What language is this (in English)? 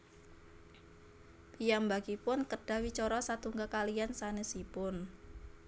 Javanese